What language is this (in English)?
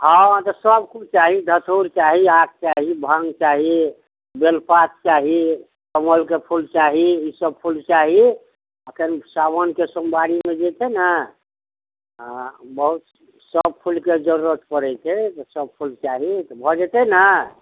Maithili